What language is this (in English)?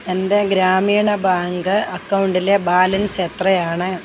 Malayalam